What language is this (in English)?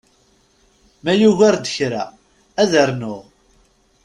Kabyle